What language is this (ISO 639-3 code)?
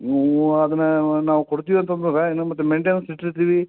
kan